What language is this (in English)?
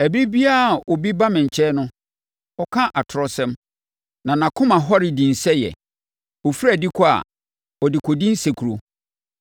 Akan